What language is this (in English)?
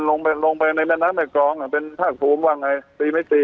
Thai